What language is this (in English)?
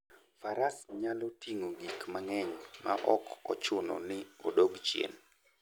Luo (Kenya and Tanzania)